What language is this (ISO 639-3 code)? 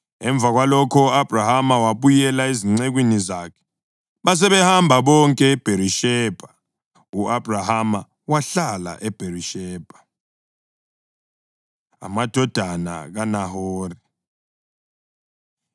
nde